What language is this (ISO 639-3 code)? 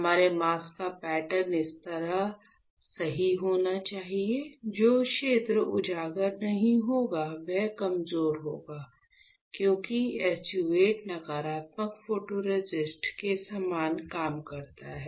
hin